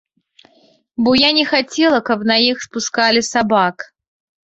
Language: Belarusian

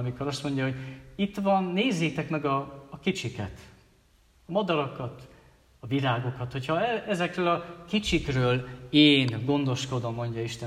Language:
Hungarian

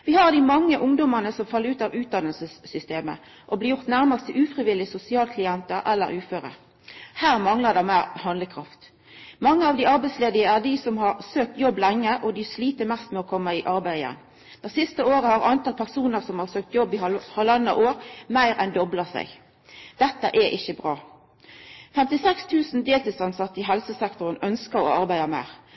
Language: Norwegian Nynorsk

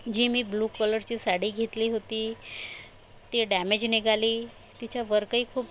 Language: Marathi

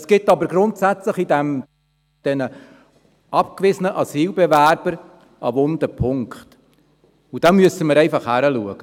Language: Swiss German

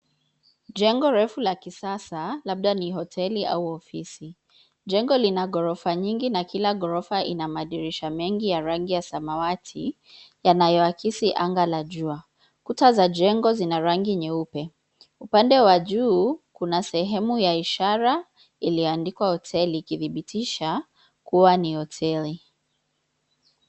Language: Swahili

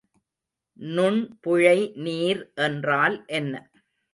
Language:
Tamil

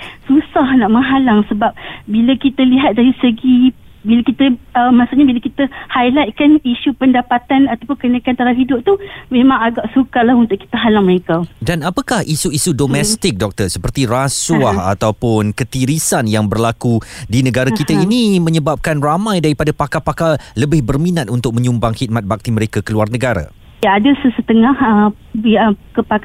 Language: Malay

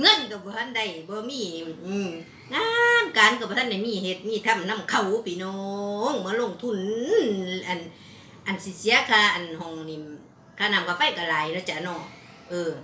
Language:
Thai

